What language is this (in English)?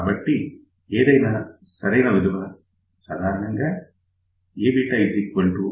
Telugu